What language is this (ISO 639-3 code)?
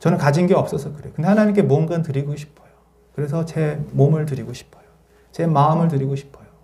kor